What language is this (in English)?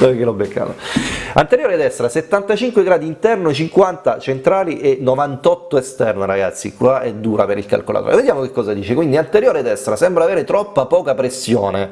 Italian